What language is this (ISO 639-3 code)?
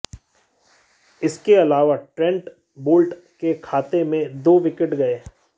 hin